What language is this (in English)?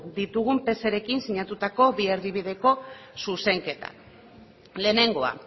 Basque